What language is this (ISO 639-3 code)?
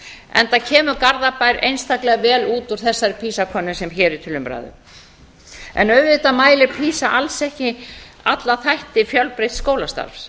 isl